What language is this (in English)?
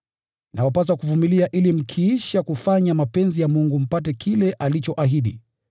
Swahili